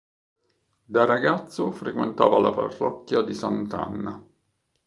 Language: Italian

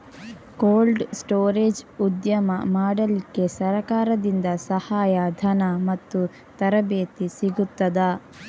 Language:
Kannada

